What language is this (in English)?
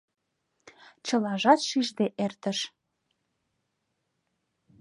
Mari